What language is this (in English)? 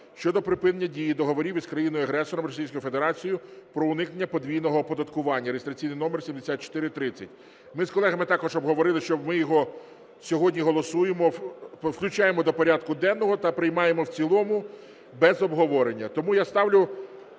Ukrainian